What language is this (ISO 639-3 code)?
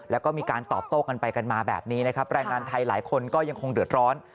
tha